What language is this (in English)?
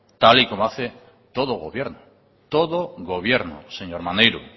Spanish